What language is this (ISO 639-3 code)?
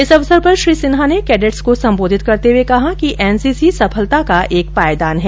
hin